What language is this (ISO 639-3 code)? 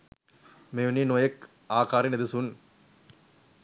sin